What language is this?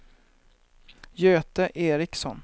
Swedish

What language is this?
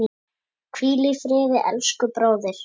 Icelandic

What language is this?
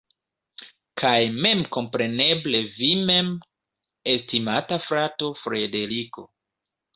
Esperanto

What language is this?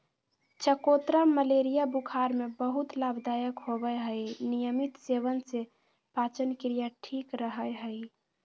Magahi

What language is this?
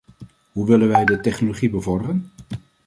Dutch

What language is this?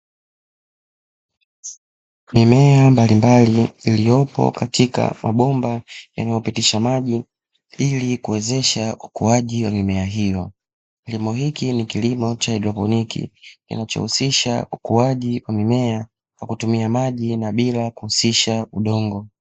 Swahili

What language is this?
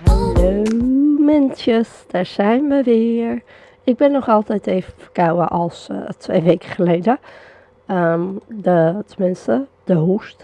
Dutch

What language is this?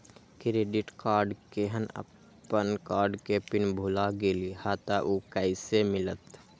Magahi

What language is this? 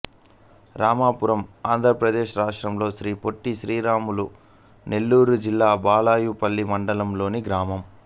Telugu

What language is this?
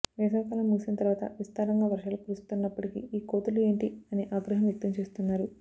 Telugu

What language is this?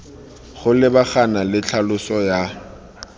Tswana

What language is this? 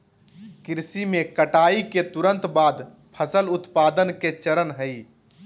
Magahi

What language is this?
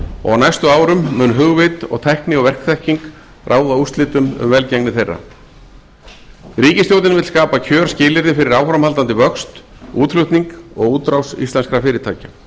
Icelandic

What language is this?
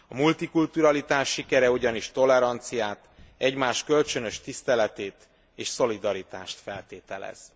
Hungarian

